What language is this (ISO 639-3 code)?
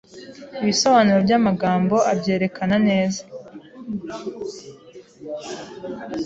kin